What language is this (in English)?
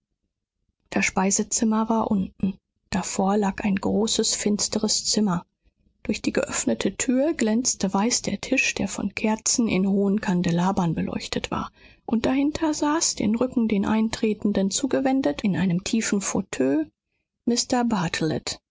German